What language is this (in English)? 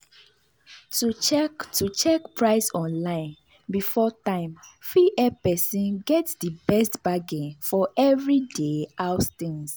Nigerian Pidgin